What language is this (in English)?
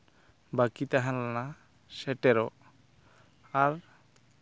Santali